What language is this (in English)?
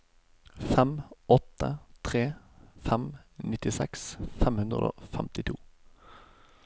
Norwegian